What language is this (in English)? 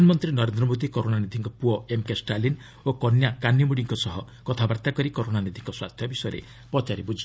Odia